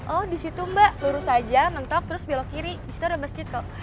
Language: Indonesian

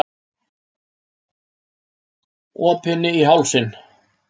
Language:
Icelandic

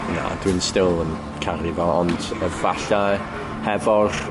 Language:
Welsh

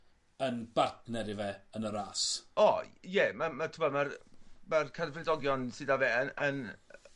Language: Welsh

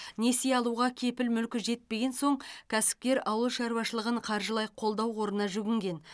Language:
Kazakh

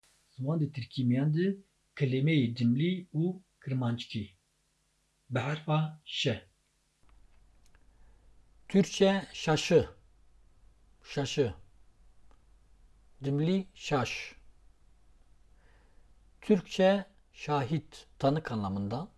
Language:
Turkish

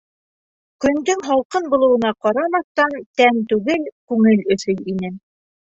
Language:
Bashkir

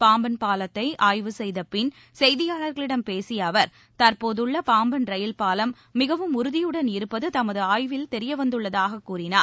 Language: Tamil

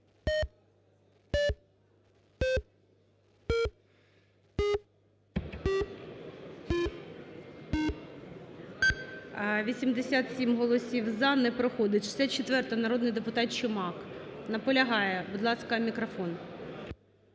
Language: Ukrainian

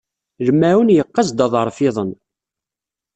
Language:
Kabyle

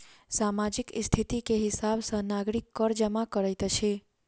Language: Maithili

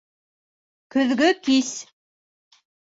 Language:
Bashkir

